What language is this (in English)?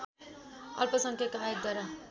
Nepali